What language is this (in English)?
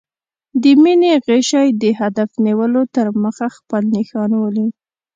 Pashto